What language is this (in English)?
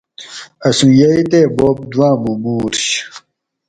Gawri